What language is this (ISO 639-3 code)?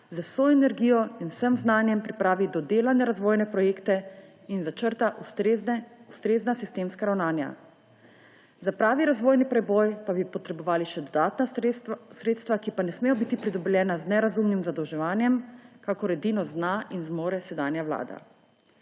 slv